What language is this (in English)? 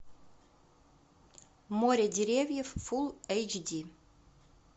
Russian